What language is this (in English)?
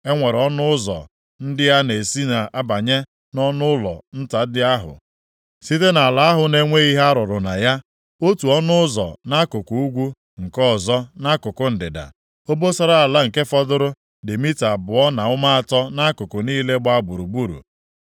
Igbo